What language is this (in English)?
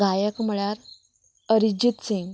Konkani